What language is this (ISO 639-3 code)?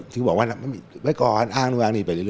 tha